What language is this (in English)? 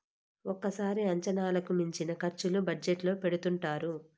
Telugu